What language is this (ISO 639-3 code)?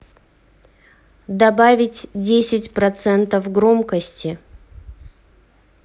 rus